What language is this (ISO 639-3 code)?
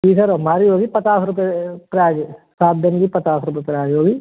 hin